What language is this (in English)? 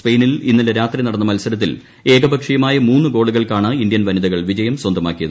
Malayalam